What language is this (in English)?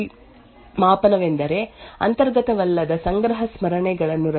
Kannada